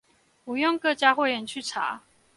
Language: Chinese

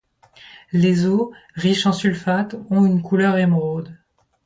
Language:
French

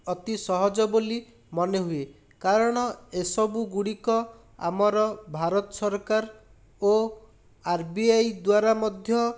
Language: Odia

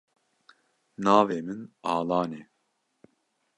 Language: Kurdish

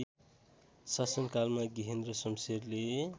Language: Nepali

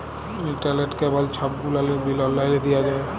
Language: Bangla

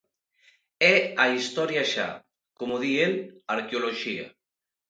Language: Galician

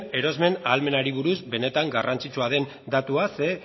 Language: Basque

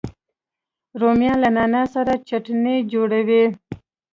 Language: Pashto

